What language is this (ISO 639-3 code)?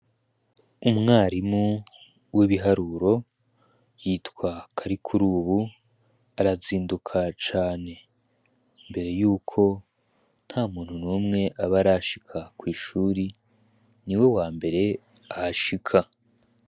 run